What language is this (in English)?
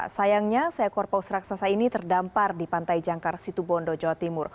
Indonesian